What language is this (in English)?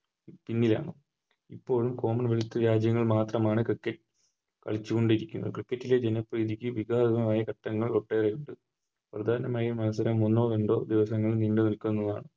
Malayalam